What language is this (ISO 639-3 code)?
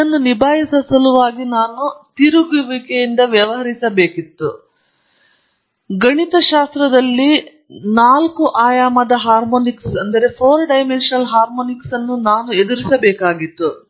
kan